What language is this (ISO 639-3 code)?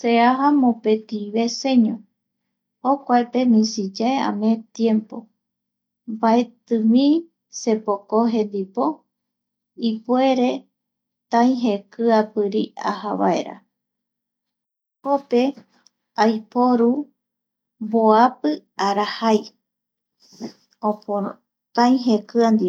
gui